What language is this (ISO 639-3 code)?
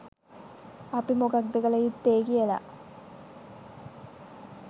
sin